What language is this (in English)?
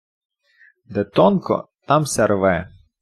Ukrainian